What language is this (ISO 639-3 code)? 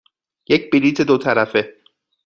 fas